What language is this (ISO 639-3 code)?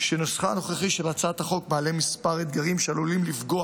heb